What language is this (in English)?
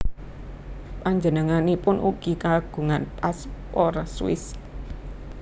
Javanese